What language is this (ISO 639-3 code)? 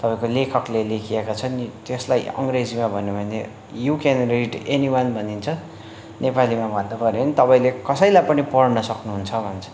nep